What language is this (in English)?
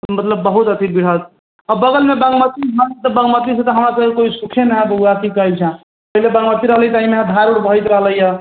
Maithili